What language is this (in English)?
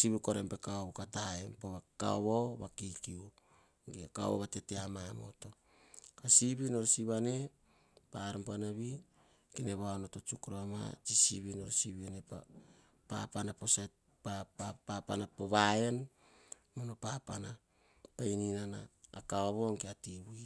Hahon